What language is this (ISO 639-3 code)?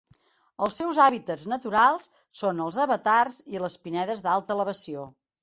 cat